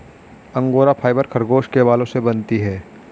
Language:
Hindi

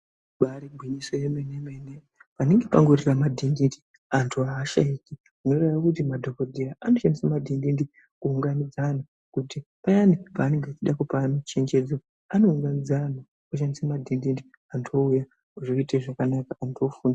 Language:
Ndau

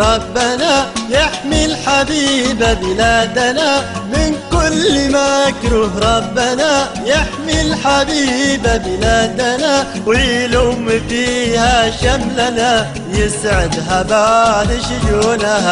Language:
Arabic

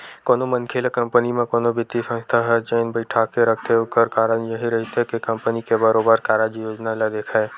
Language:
Chhattisgarhi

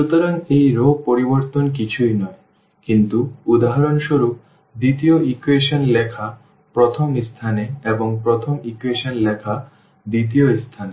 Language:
Bangla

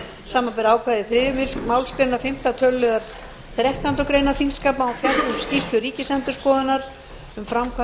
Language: Icelandic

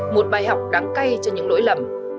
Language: Vietnamese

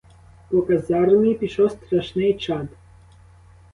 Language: Ukrainian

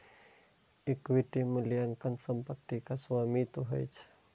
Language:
Maithili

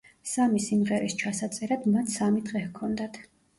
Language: Georgian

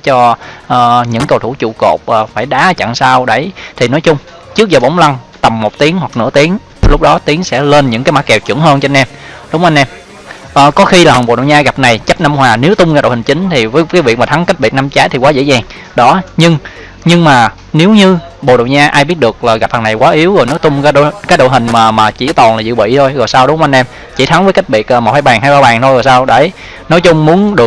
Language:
Vietnamese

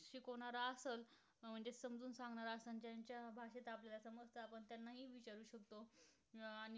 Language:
Marathi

